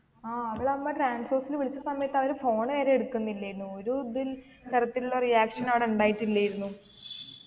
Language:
Malayalam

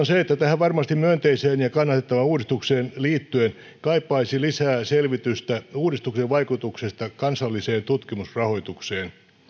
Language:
Finnish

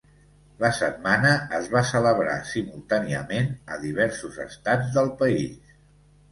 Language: Catalan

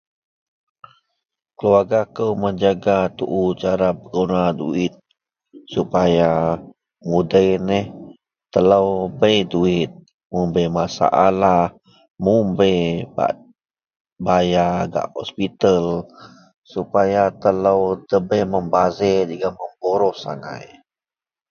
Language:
Central Melanau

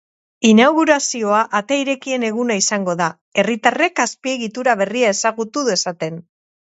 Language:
Basque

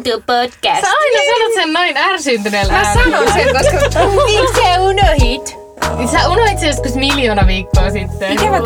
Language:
Finnish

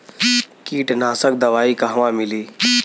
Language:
Bhojpuri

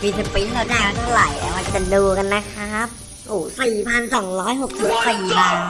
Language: Thai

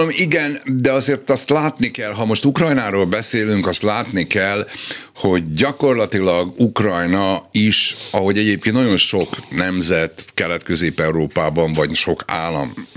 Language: Hungarian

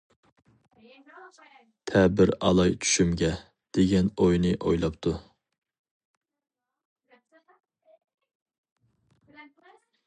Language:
Uyghur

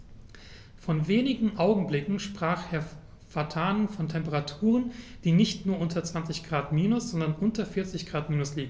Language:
German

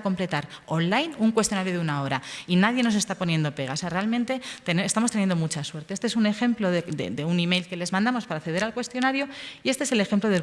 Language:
Spanish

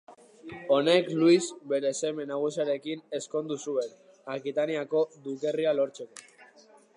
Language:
Basque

